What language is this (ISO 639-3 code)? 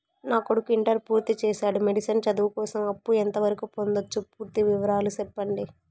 tel